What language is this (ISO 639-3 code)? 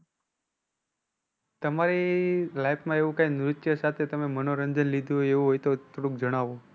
guj